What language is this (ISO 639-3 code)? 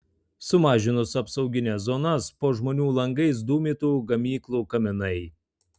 lit